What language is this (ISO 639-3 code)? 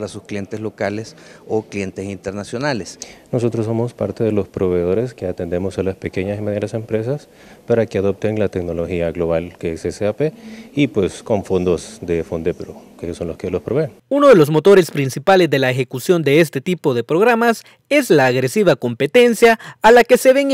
spa